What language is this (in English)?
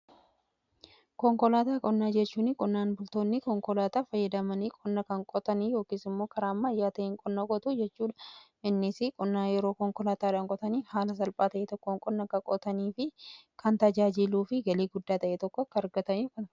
Oromo